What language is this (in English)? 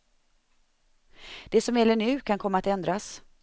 Swedish